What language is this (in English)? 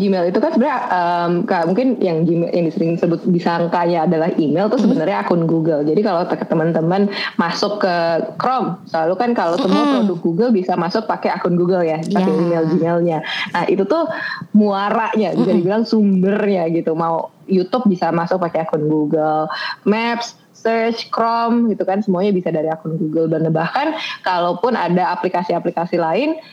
Indonesian